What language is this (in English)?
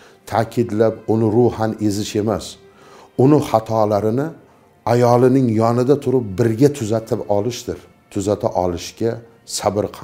Turkish